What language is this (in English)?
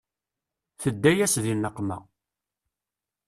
Kabyle